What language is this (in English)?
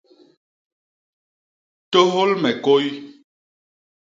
Basaa